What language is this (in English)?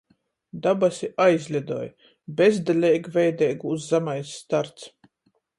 Latgalian